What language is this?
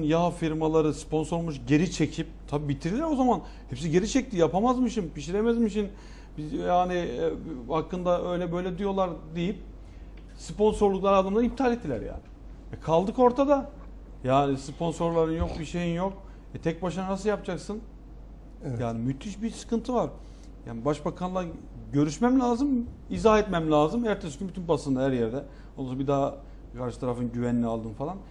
Turkish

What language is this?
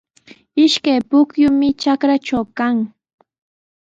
Sihuas Ancash Quechua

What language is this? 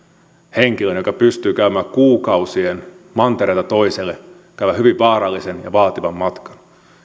Finnish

